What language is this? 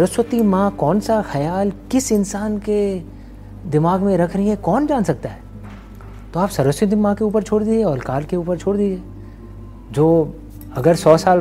Hindi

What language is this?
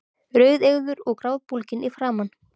Icelandic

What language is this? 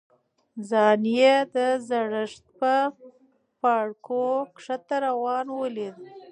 Pashto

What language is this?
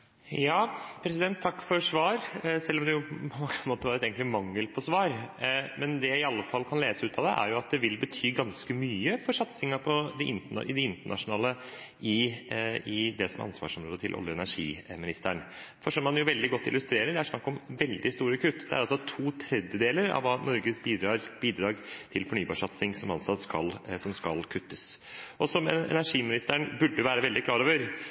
Norwegian Bokmål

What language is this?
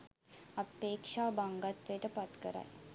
Sinhala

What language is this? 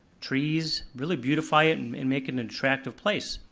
English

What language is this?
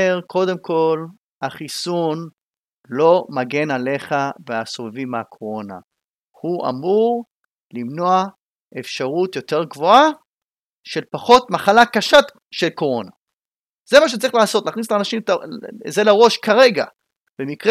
Hebrew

